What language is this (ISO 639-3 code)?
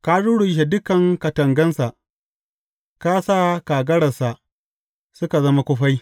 hau